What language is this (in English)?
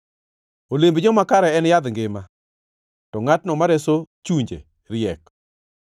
Luo (Kenya and Tanzania)